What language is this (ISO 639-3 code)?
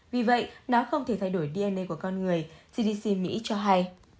vie